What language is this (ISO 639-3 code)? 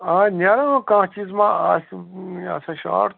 kas